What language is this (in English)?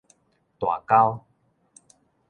Min Nan Chinese